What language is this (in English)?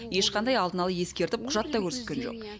Kazakh